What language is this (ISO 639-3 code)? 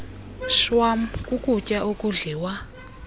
xho